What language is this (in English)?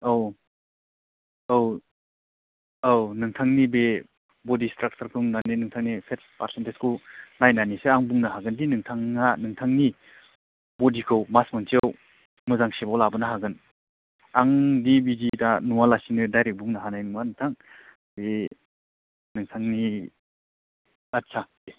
Bodo